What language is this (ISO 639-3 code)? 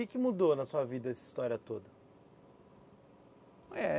por